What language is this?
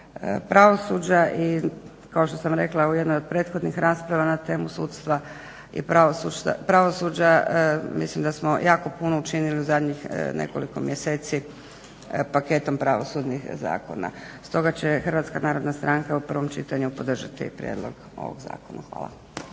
Croatian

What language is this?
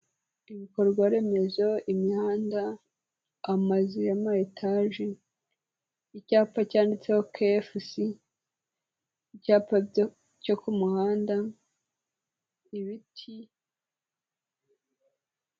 Kinyarwanda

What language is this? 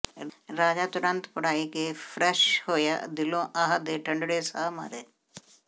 Punjabi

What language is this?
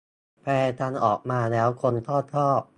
Thai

